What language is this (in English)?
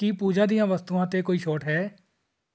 Punjabi